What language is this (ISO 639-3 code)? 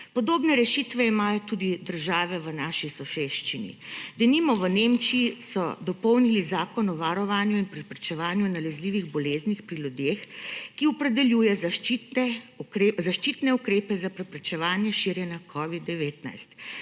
slv